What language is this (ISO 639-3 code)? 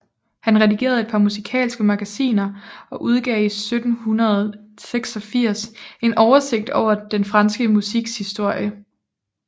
dan